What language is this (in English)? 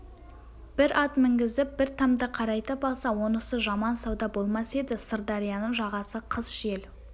Kazakh